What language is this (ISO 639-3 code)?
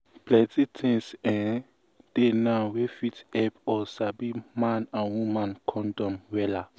pcm